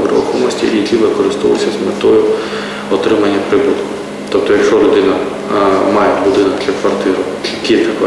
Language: Ukrainian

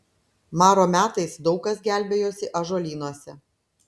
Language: Lithuanian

